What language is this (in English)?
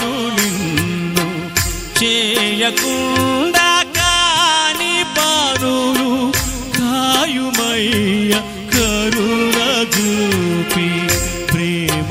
Telugu